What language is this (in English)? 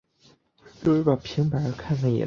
Chinese